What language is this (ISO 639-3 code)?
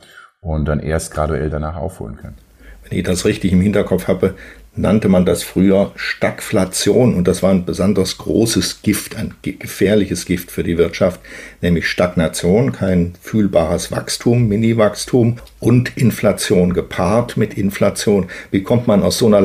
deu